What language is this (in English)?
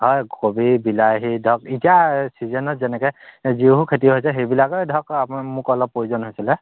Assamese